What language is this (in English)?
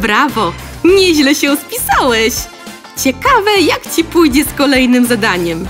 Polish